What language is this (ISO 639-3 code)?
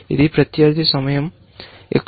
tel